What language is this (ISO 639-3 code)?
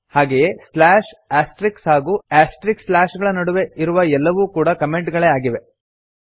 kan